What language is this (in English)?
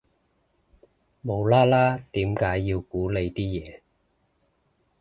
Cantonese